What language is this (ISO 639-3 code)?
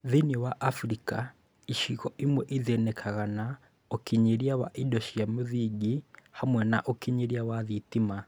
kik